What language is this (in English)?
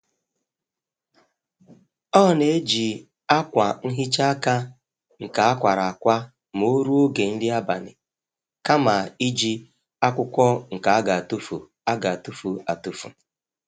Igbo